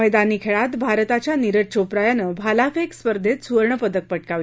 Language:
Marathi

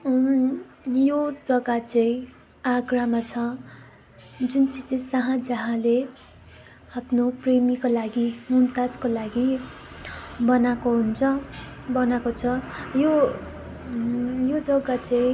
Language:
Nepali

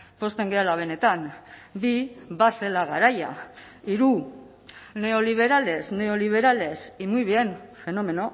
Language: Basque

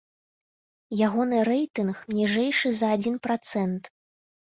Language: Belarusian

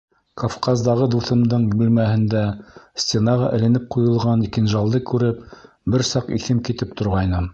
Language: Bashkir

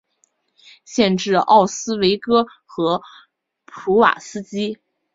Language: Chinese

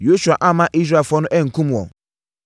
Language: Akan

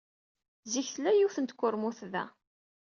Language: Kabyle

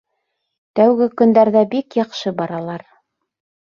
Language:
Bashkir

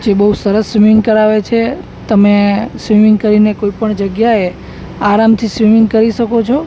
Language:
Gujarati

